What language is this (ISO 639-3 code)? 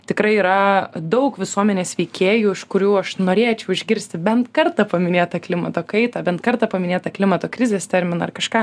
lit